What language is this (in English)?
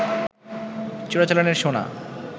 Bangla